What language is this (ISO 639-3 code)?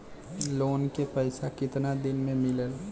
bho